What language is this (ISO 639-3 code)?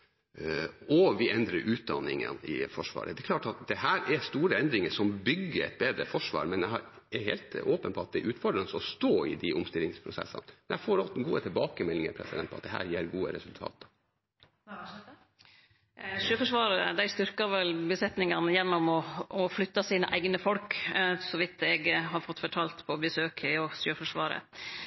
nor